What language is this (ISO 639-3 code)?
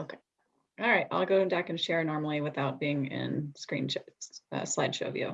eng